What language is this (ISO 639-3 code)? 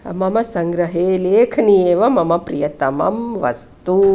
san